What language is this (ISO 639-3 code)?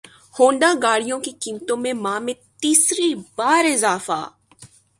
urd